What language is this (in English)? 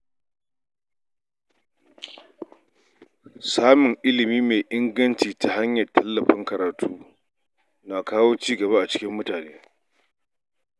Hausa